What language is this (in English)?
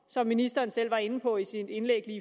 Danish